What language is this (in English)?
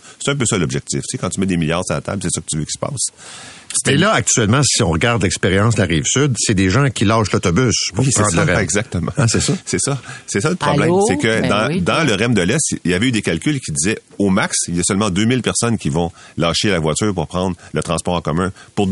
French